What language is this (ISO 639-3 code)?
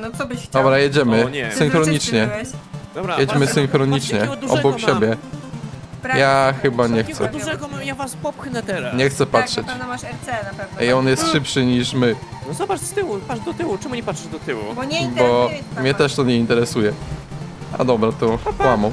pol